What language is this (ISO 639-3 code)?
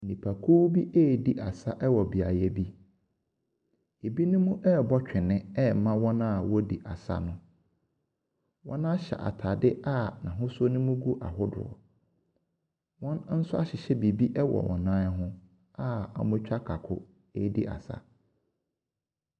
aka